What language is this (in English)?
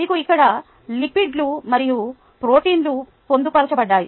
Telugu